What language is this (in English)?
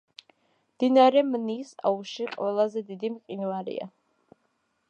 Georgian